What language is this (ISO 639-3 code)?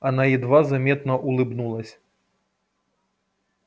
rus